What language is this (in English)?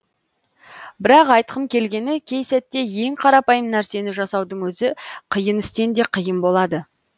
Kazakh